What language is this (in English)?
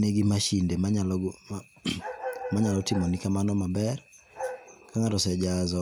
Luo (Kenya and Tanzania)